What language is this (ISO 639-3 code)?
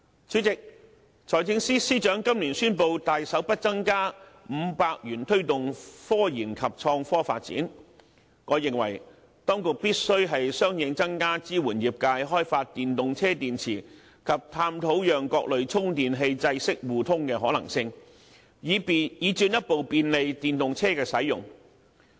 yue